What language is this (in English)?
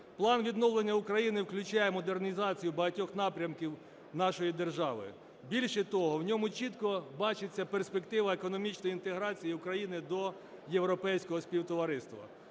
Ukrainian